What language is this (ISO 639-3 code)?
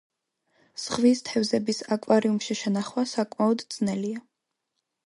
kat